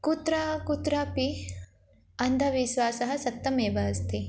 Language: Sanskrit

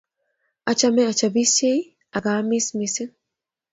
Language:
Kalenjin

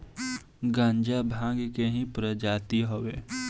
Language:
Bhojpuri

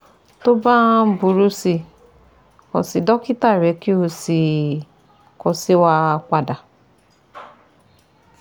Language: Yoruba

